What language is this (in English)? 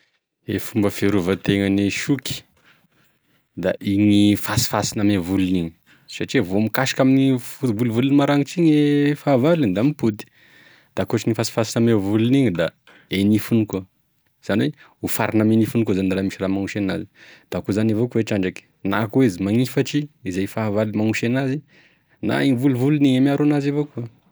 Tesaka Malagasy